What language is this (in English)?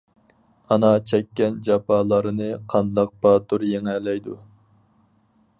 Uyghur